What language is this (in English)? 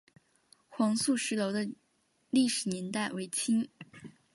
Chinese